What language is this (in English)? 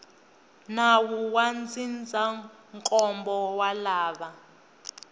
Tsonga